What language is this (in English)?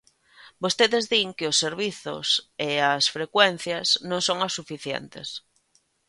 Galician